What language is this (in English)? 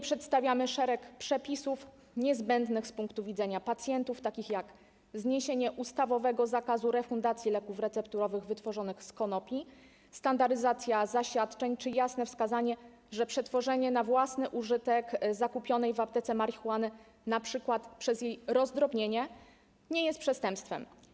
Polish